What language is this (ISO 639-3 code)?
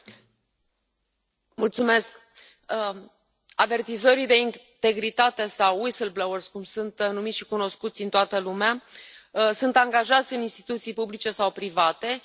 ron